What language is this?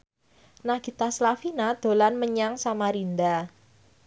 Javanese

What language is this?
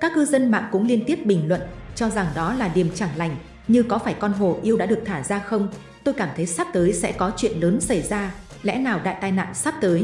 Vietnamese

